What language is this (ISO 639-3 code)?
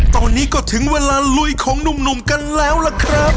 tha